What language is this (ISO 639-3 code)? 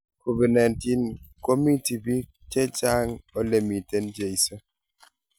kln